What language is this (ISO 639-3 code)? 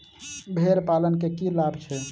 mai